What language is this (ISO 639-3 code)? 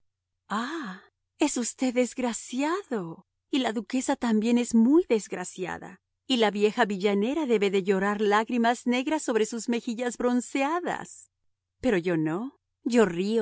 spa